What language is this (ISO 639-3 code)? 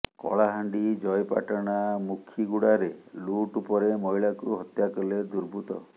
ori